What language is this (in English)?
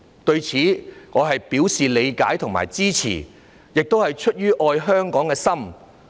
Cantonese